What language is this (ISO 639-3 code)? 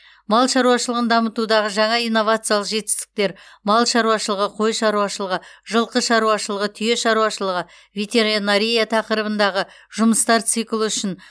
kaz